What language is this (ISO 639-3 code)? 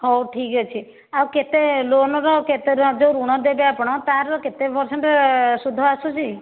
ori